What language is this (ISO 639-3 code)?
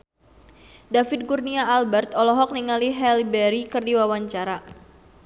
sun